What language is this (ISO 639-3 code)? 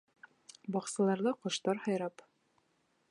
bak